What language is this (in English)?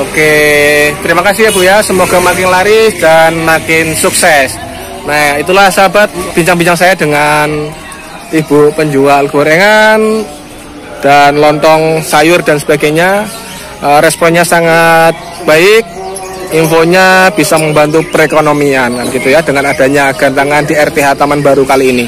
Indonesian